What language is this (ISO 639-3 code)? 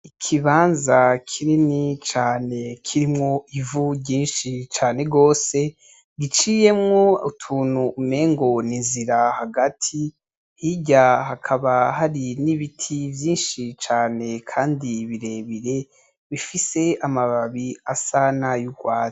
run